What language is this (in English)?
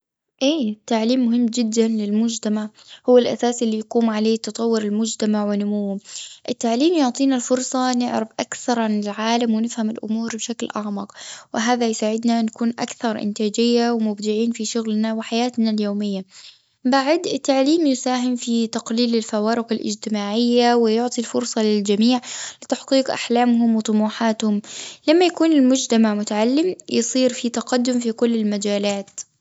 Gulf Arabic